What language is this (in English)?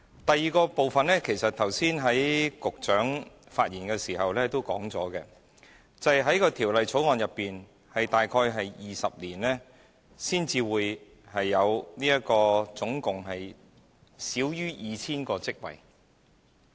Cantonese